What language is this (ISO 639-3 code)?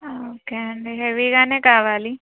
tel